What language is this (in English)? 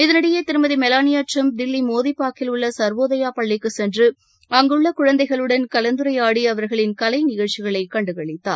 Tamil